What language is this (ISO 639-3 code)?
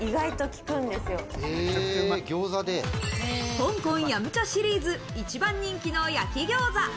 jpn